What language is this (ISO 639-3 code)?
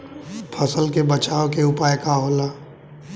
bho